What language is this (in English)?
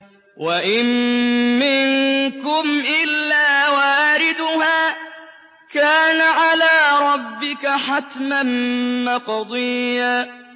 Arabic